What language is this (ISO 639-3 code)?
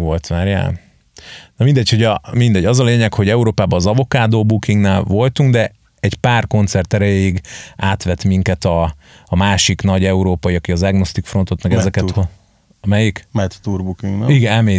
hun